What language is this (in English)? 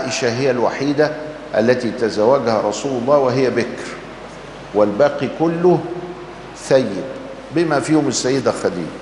Arabic